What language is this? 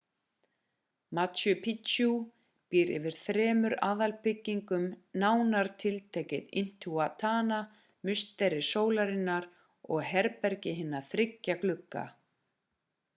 Icelandic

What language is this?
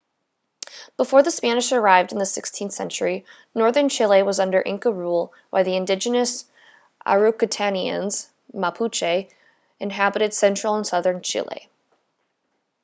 English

